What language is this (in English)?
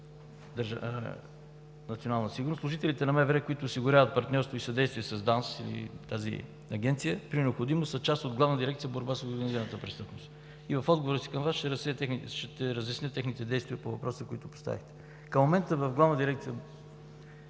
Bulgarian